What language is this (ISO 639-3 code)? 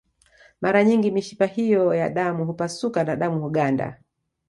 swa